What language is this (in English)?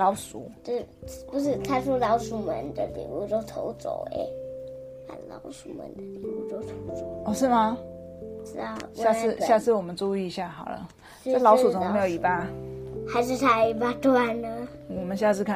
Chinese